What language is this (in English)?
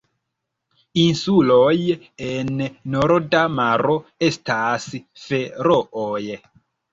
Esperanto